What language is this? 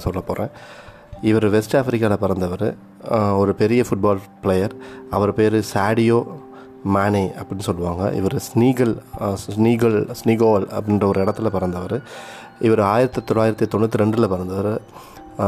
Tamil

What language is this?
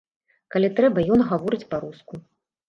Belarusian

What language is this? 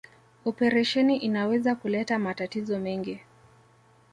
Swahili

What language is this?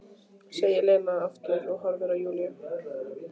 Icelandic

